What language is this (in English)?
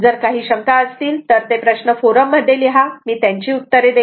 Marathi